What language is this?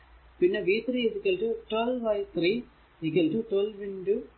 Malayalam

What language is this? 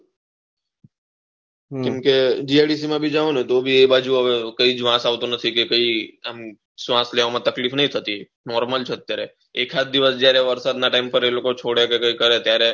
Gujarati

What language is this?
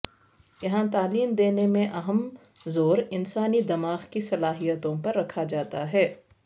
Urdu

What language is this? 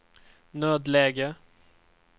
Swedish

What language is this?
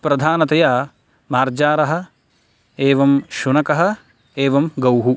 Sanskrit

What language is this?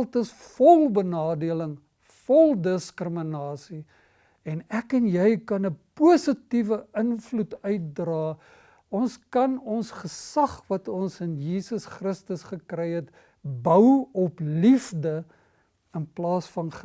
Dutch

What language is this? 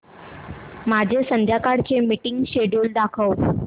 Marathi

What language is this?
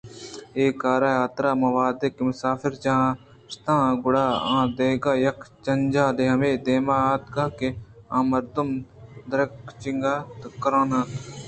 Eastern Balochi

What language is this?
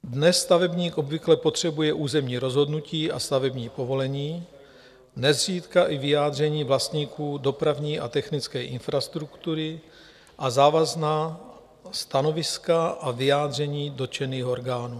Czech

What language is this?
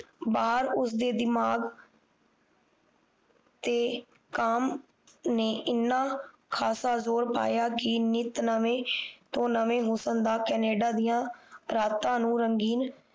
Punjabi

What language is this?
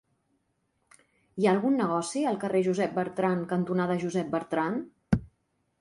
Catalan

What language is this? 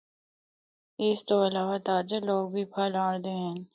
Northern Hindko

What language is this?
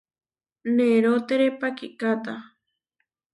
Huarijio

